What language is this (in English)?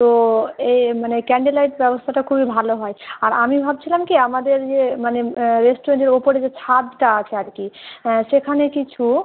Bangla